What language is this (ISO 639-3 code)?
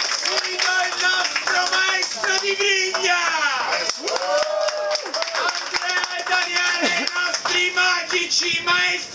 ita